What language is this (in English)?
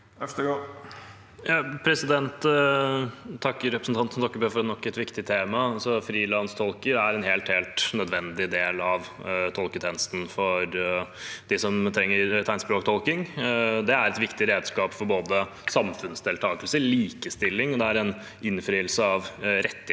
Norwegian